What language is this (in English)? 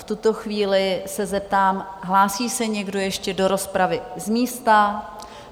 Czech